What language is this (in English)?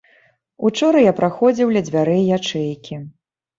Belarusian